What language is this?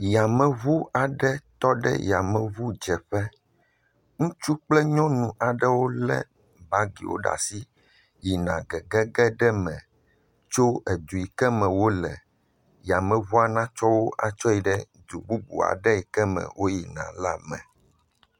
Ewe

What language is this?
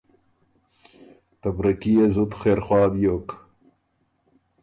Ormuri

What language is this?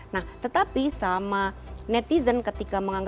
Indonesian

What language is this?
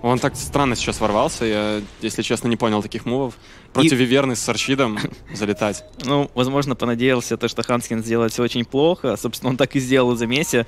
Russian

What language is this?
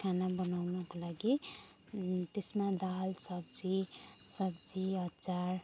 Nepali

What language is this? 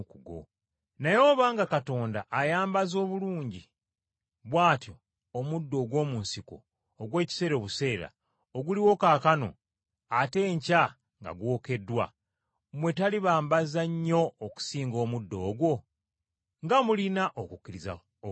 Ganda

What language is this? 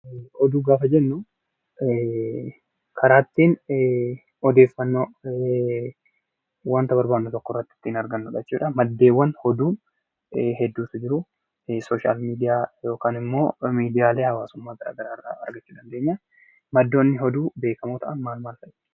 Oromo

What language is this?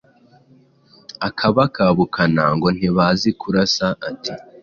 Kinyarwanda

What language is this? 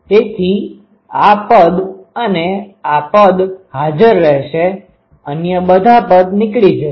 Gujarati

